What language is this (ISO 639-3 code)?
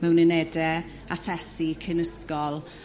cym